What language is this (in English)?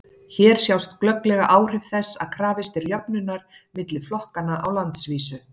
Icelandic